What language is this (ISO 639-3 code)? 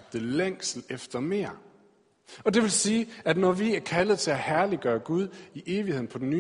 dan